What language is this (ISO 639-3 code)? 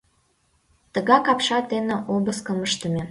chm